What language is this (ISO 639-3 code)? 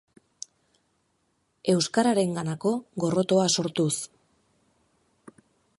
eus